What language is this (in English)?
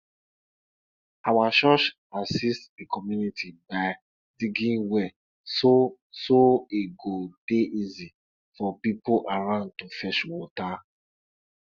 Nigerian Pidgin